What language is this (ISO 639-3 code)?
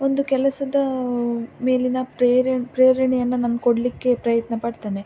kan